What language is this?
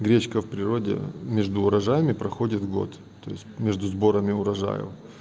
Russian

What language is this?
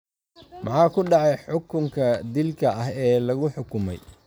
Somali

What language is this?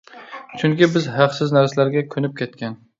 Uyghur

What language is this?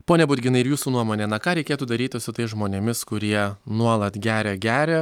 Lithuanian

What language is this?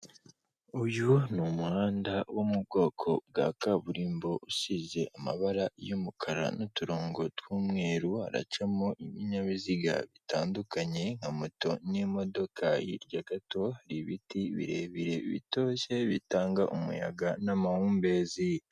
Kinyarwanda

